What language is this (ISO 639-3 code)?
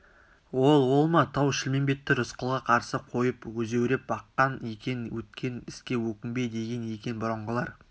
kaz